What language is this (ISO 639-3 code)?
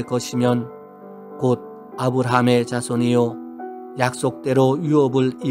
kor